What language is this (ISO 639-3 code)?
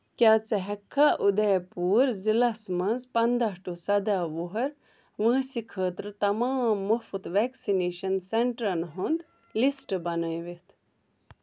kas